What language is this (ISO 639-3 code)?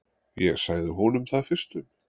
isl